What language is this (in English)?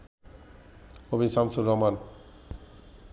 Bangla